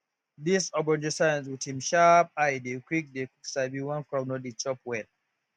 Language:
Nigerian Pidgin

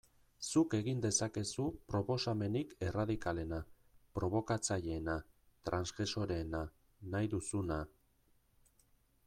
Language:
Basque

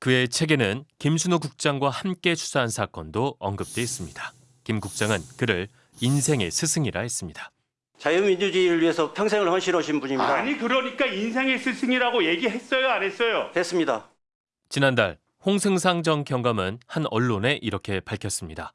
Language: Korean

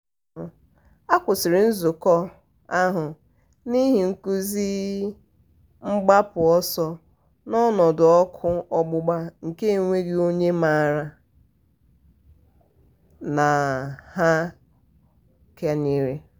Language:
Igbo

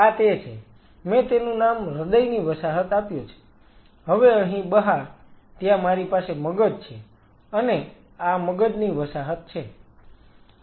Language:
Gujarati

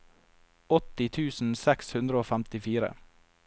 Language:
Norwegian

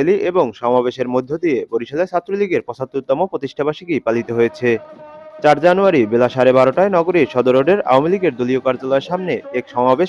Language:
Bangla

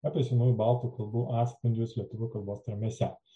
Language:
Lithuanian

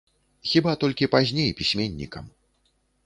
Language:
Belarusian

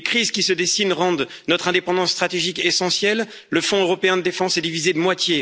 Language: French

